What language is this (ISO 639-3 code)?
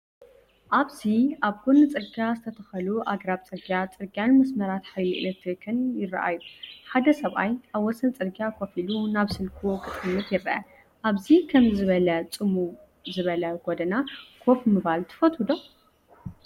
tir